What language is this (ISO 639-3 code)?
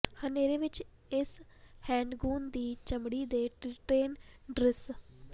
pan